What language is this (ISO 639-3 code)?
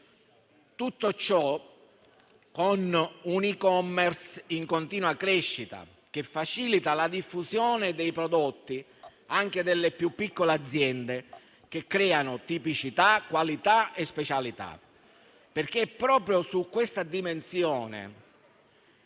ita